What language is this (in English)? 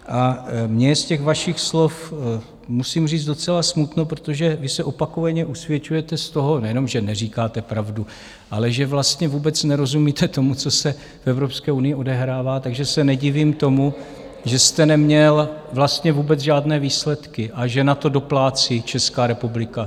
Czech